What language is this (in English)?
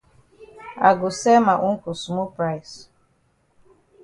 Cameroon Pidgin